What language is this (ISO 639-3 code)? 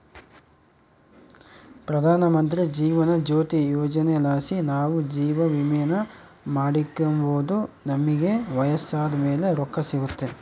kan